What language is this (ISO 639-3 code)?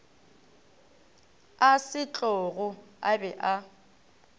nso